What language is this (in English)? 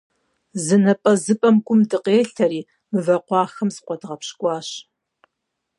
Kabardian